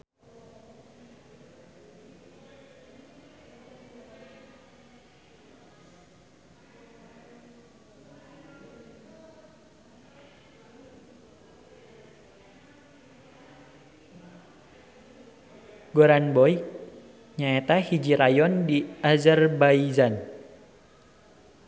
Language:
Sundanese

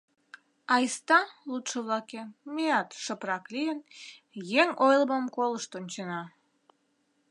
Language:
Mari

